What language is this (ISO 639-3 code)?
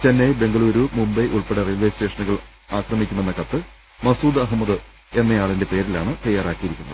mal